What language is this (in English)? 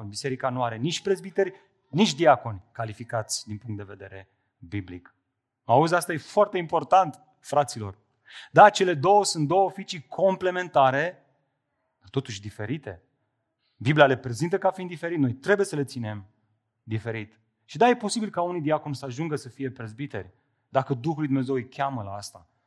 Romanian